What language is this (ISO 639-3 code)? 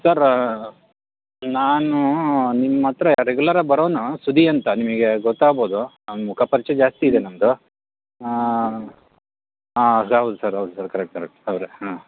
kan